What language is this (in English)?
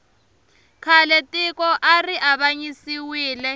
Tsonga